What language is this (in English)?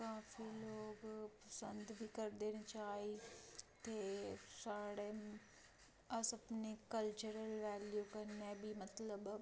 Dogri